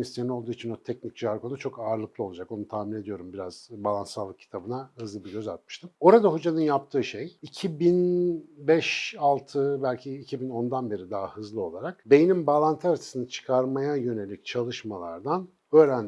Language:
Turkish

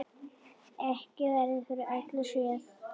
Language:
Icelandic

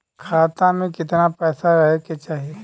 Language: Bhojpuri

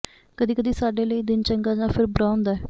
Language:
Punjabi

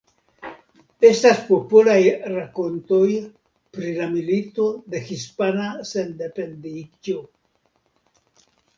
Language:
Esperanto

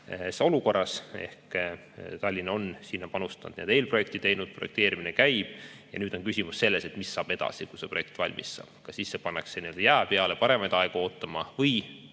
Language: Estonian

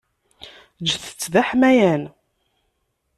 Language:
Kabyle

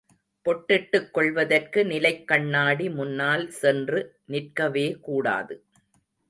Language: Tamil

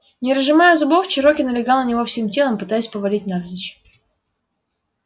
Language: Russian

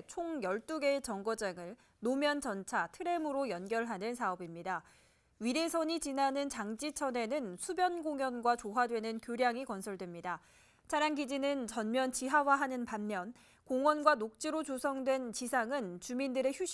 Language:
Korean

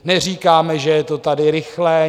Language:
Czech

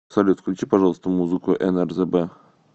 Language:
Russian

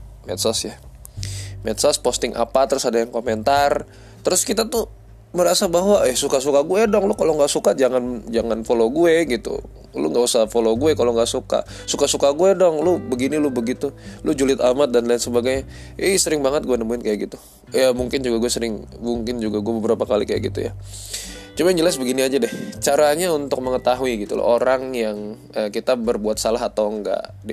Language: Indonesian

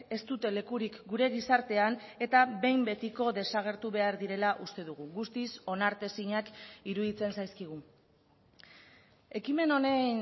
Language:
Basque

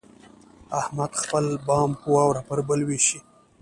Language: Pashto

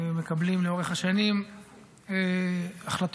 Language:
Hebrew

